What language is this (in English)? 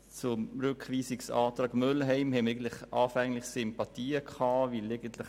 Swiss German